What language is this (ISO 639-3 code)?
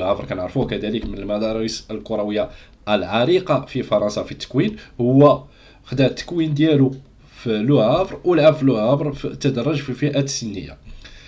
ara